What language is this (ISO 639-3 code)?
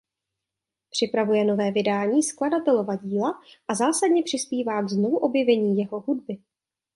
ces